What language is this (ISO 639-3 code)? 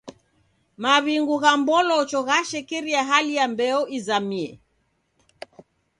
dav